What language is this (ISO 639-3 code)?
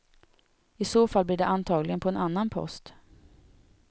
swe